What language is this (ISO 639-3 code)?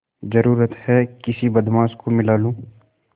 hin